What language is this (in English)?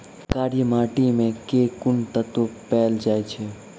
Maithili